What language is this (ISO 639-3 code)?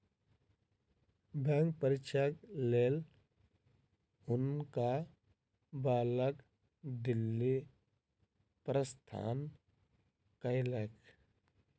mai